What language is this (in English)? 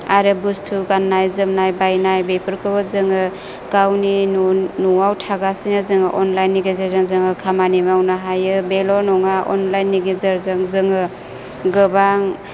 Bodo